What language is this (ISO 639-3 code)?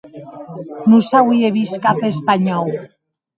oci